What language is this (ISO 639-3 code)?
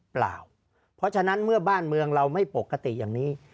tha